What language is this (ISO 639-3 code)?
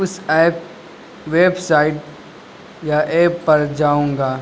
urd